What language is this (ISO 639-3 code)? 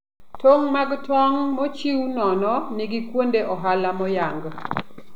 luo